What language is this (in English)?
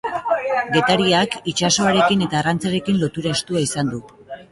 Basque